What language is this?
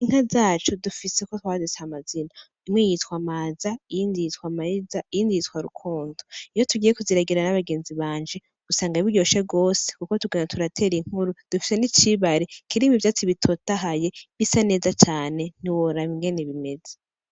Rundi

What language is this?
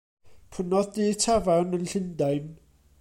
Welsh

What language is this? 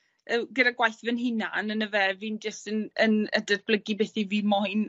Welsh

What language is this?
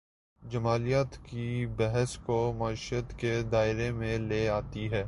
Urdu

